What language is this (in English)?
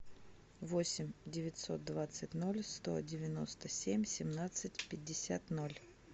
Russian